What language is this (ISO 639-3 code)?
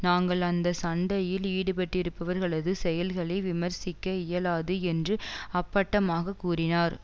tam